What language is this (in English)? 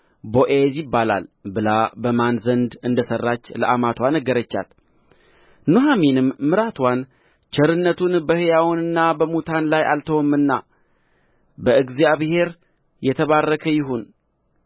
Amharic